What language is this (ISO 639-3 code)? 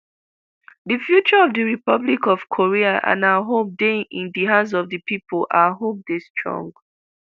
pcm